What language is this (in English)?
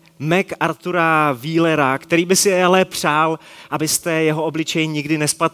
Czech